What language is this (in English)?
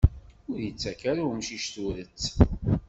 Kabyle